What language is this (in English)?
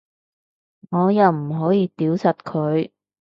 Cantonese